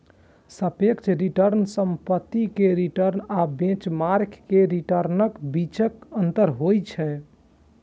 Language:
Maithili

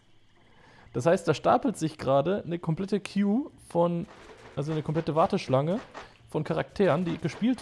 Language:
German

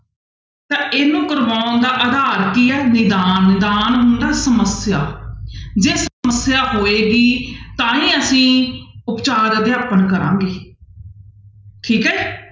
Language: Punjabi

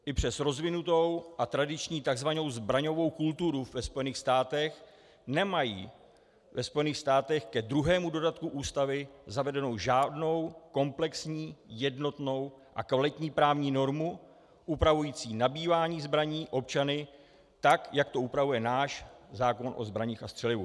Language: Czech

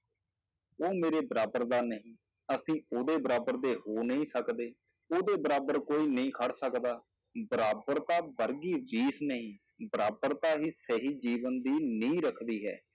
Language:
Punjabi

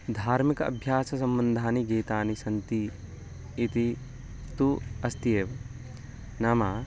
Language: Sanskrit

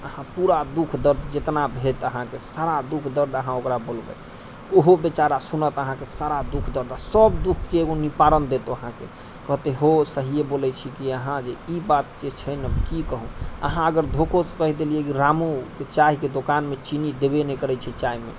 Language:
Maithili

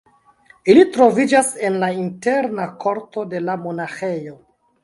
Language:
Esperanto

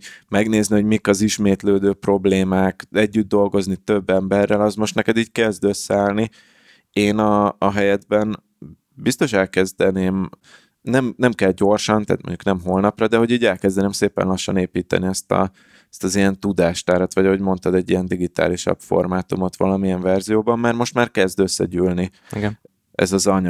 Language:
Hungarian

